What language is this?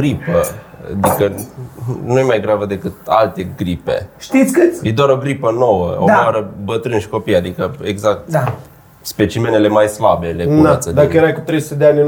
Romanian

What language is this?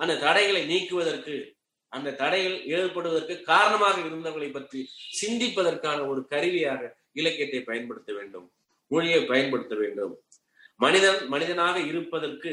Tamil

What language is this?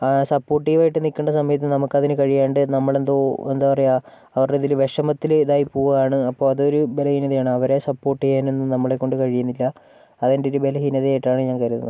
Malayalam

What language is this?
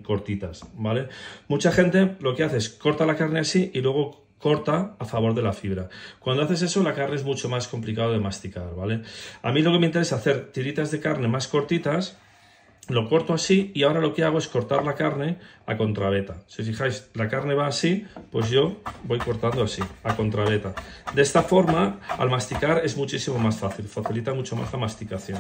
Spanish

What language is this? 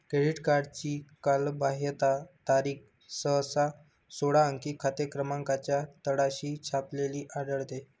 Marathi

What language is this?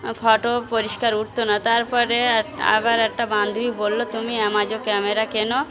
Bangla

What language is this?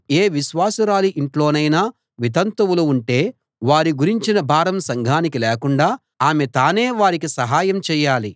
Telugu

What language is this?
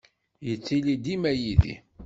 Kabyle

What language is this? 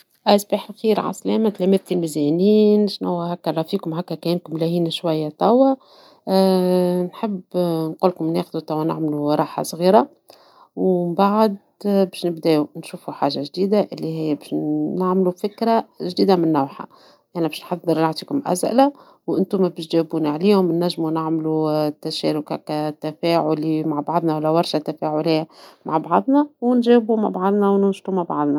Tunisian Arabic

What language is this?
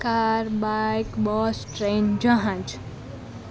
Gujarati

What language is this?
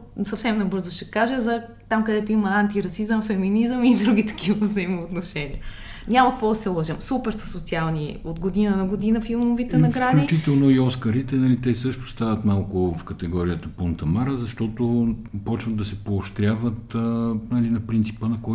Bulgarian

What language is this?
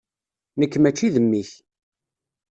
Kabyle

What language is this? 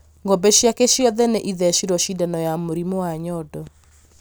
Kikuyu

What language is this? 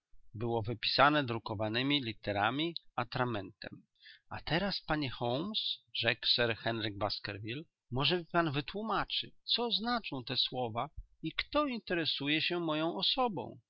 Polish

